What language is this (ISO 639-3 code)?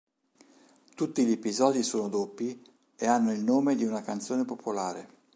ita